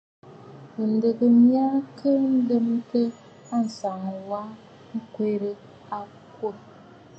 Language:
Bafut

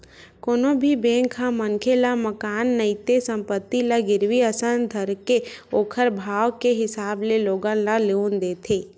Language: Chhattisgarhi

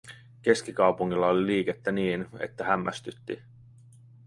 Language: Finnish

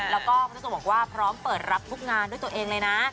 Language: Thai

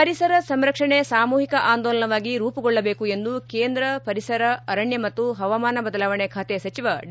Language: Kannada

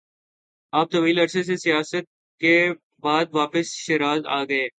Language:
Urdu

